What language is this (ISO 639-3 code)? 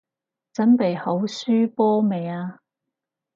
yue